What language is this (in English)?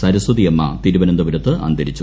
Malayalam